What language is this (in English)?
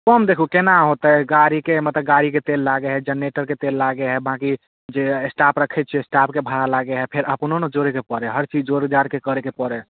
Maithili